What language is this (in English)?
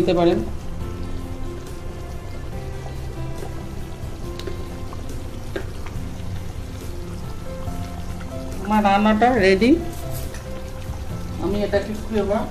Hindi